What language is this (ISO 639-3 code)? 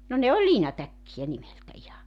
fin